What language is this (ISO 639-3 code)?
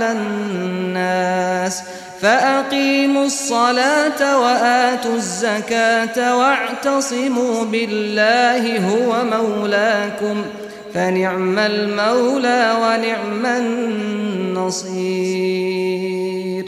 ara